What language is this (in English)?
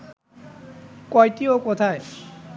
Bangla